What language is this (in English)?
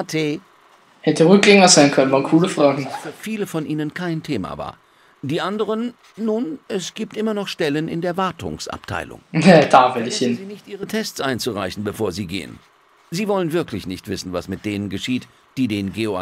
German